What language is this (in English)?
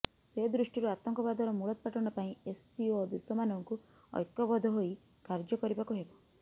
Odia